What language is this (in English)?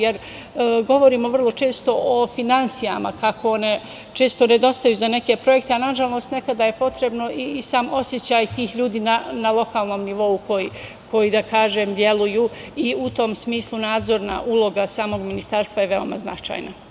Serbian